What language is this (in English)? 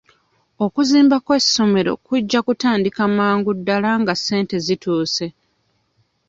Ganda